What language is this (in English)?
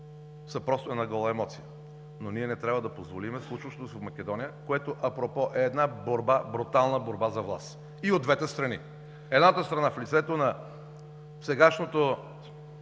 Bulgarian